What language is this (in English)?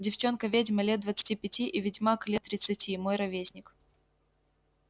Russian